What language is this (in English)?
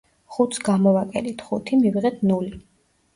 Georgian